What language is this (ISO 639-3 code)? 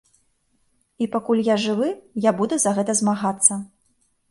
bel